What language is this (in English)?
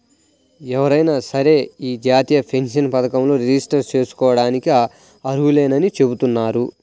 Telugu